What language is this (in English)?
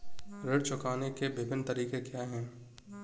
Hindi